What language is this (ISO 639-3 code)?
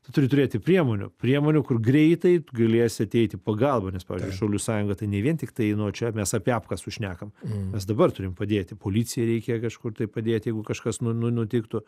lit